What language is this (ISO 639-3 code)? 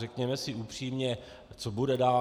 ces